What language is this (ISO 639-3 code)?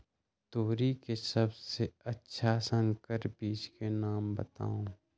mag